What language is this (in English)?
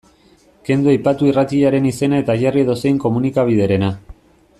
Basque